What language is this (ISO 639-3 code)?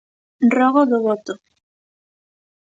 glg